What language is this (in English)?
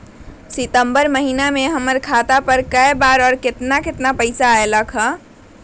Magahi